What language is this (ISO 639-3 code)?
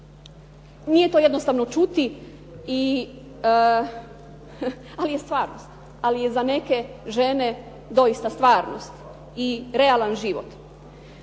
hrv